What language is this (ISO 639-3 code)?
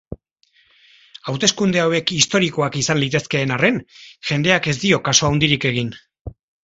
eus